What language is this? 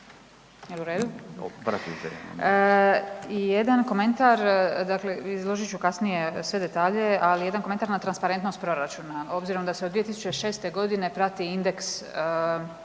Croatian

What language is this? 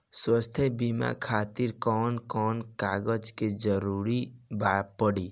Bhojpuri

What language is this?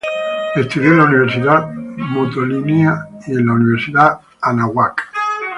Spanish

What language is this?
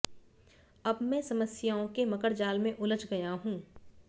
Hindi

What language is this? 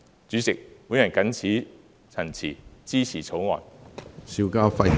Cantonese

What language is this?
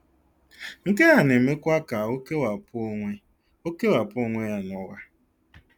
Igbo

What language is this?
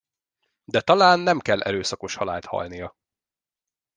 Hungarian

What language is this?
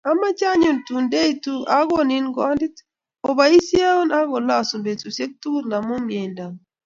Kalenjin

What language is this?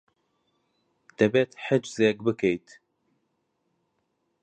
Central Kurdish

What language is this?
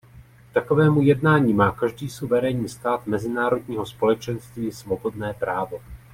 Czech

